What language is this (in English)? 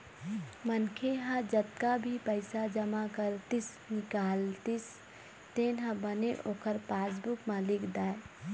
Chhattisgarhi